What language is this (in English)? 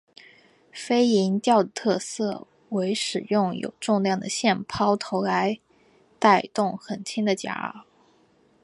Chinese